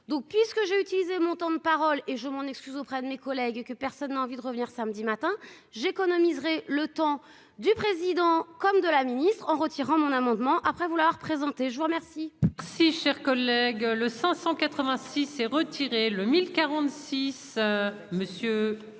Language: French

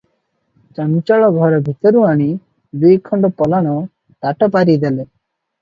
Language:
Odia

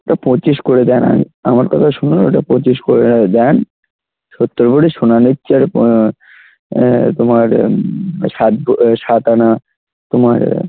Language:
Bangla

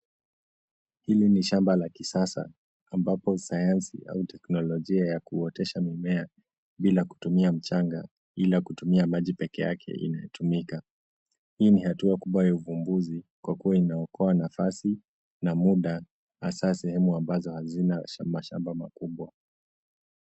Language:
Swahili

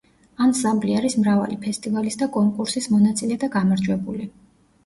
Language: Georgian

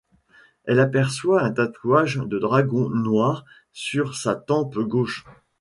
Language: French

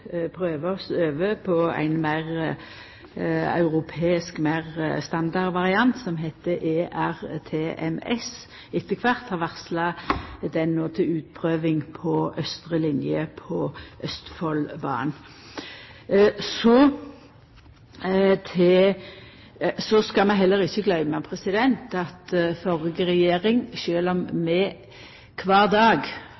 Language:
Norwegian Nynorsk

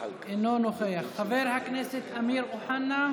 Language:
Hebrew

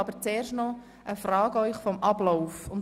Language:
Swiss German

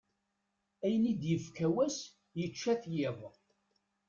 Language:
Kabyle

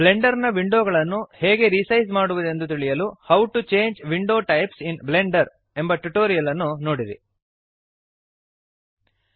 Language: Kannada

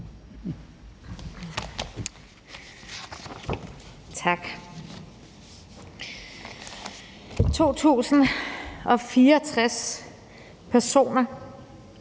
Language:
Danish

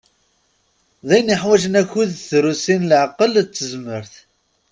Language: Kabyle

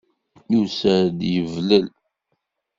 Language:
Kabyle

